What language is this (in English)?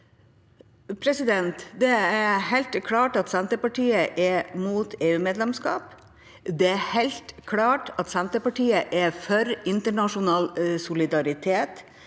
Norwegian